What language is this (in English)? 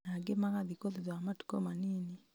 Kikuyu